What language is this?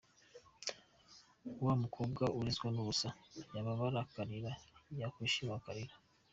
Kinyarwanda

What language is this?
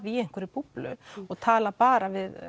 Icelandic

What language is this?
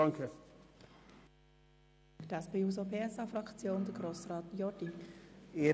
Swiss German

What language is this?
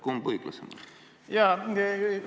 Estonian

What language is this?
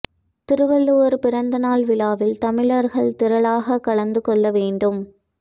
Tamil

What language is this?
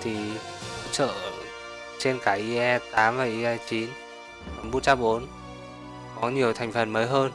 Vietnamese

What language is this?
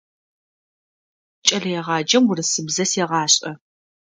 Adyghe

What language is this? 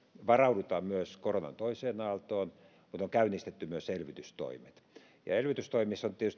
Finnish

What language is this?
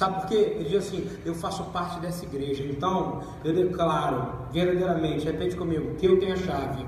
Portuguese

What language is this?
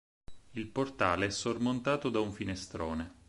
Italian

